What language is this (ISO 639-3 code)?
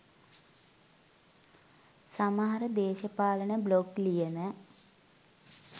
sin